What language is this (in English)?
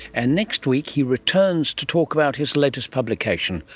English